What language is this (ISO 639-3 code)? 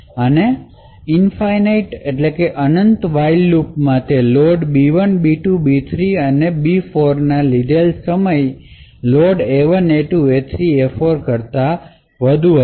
guj